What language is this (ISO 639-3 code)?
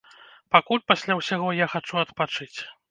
bel